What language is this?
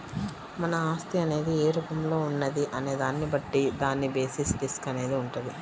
Telugu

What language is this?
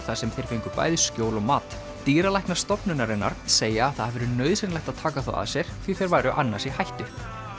Icelandic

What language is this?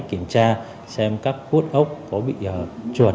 Vietnamese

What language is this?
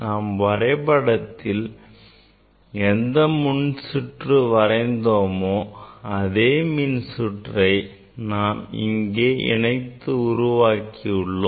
Tamil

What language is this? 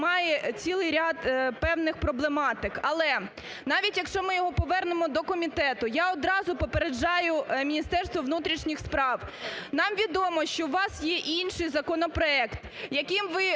Ukrainian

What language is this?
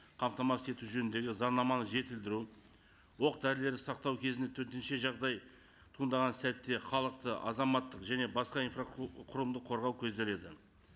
Kazakh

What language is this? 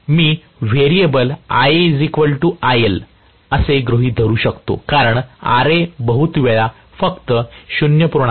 Marathi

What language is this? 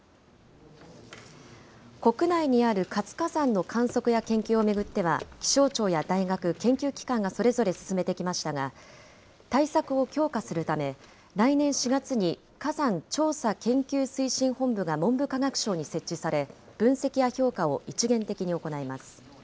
Japanese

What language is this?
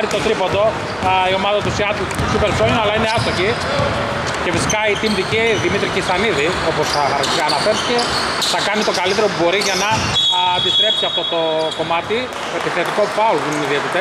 Greek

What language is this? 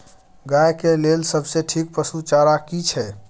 Maithili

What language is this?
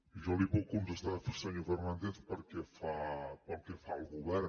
Catalan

